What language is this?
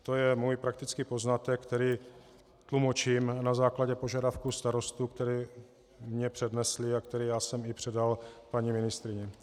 Czech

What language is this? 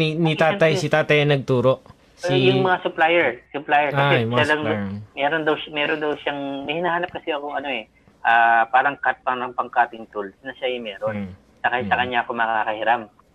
Filipino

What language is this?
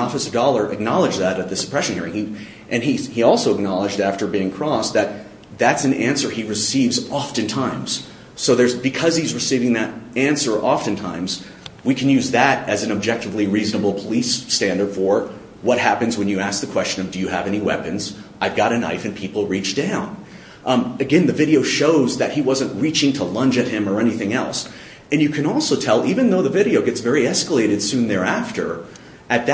English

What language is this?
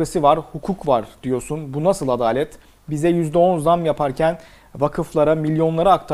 Turkish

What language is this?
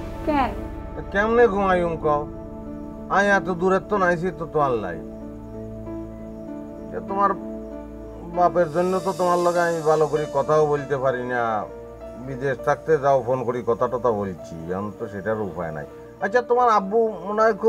Bangla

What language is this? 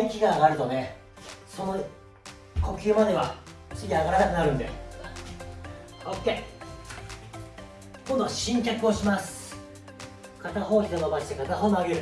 Japanese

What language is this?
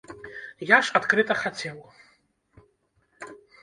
Belarusian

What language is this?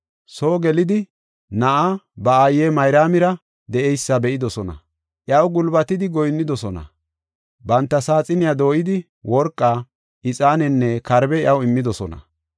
Gofa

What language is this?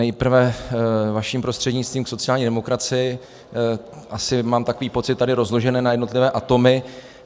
Czech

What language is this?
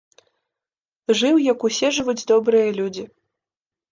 Belarusian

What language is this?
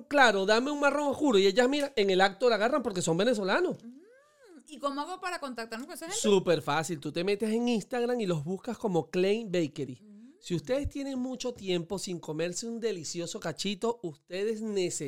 Spanish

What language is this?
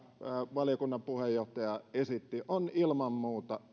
Finnish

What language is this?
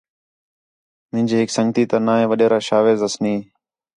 Khetrani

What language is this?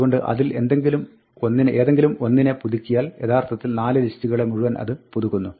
Malayalam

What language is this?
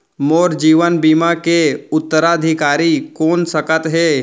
Chhattisgarhi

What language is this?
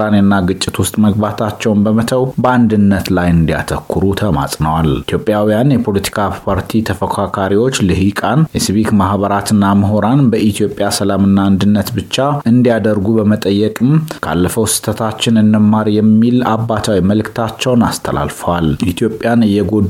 Amharic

